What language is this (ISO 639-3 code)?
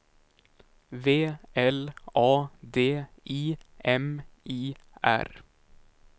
swe